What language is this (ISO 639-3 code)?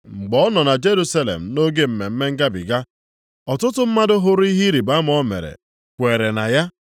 ibo